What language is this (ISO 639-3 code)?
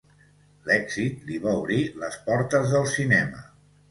cat